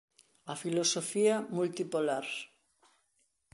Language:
Galician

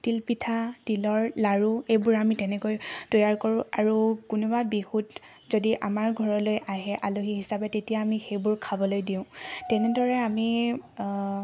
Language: Assamese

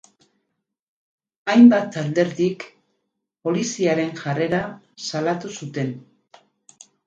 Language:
Basque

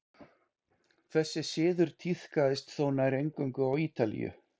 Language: Icelandic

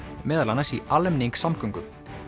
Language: Icelandic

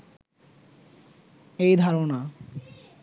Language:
Bangla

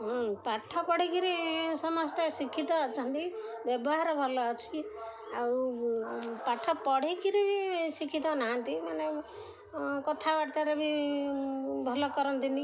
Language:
Odia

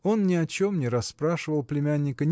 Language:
Russian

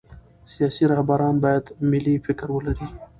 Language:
Pashto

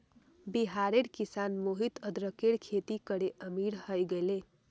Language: Magahi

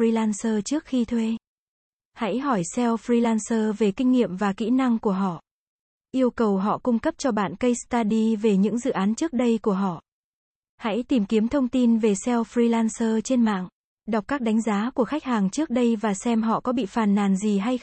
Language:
Vietnamese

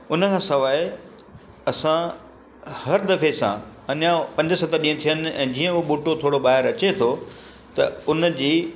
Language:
Sindhi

